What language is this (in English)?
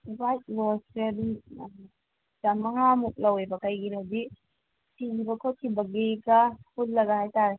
Manipuri